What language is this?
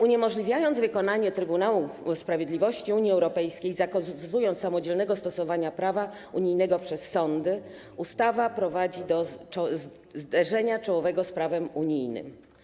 Polish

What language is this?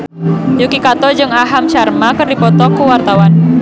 Sundanese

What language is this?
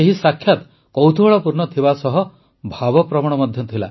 Odia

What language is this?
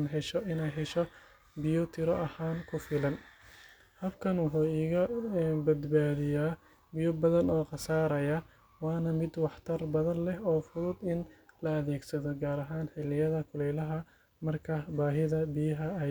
Somali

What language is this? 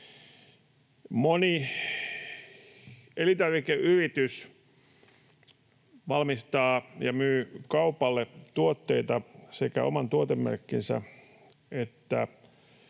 Finnish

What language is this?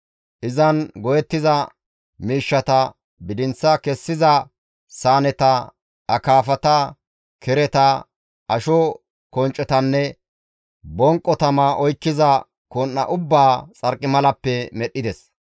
Gamo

